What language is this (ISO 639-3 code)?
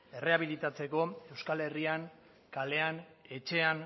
eus